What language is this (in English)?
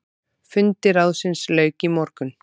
Icelandic